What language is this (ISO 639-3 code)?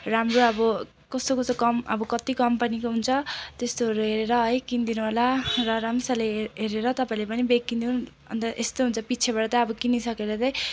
nep